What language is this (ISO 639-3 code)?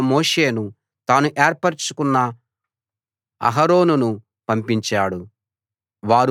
tel